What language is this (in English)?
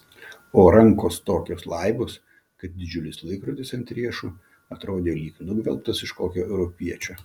Lithuanian